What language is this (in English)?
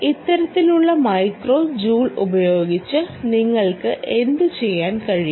Malayalam